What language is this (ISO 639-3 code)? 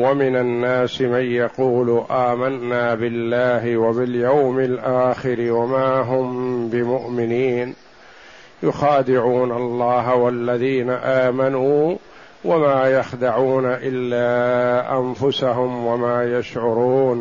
ara